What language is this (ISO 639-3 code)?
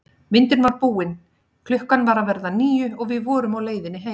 isl